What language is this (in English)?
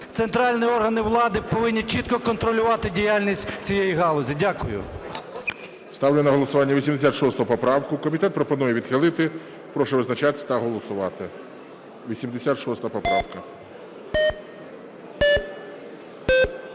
Ukrainian